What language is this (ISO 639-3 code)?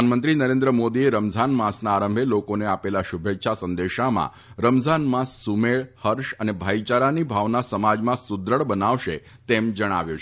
guj